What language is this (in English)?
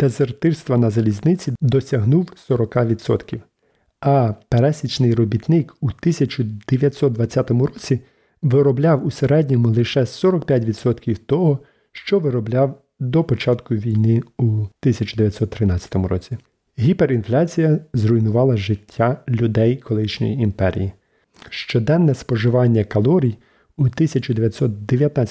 Ukrainian